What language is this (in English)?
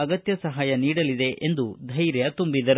Kannada